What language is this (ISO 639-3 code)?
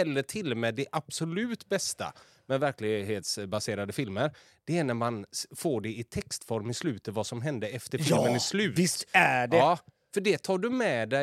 swe